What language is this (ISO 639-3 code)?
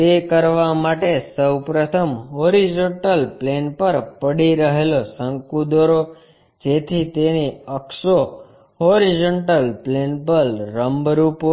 guj